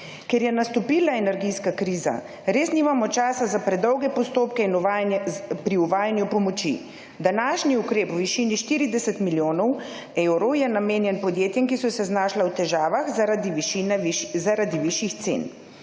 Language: Slovenian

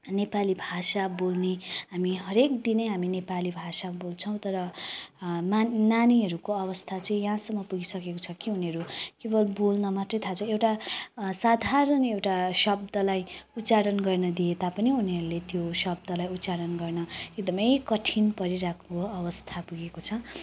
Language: Nepali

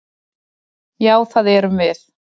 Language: Icelandic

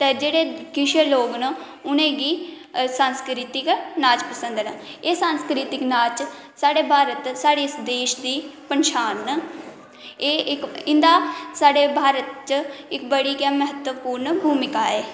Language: Dogri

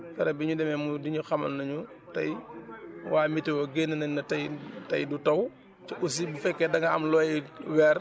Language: Wolof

